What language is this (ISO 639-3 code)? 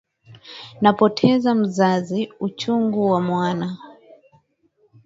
swa